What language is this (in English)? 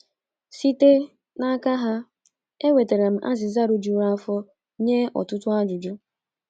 Igbo